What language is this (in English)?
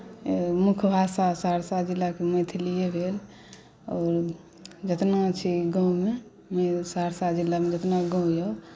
Maithili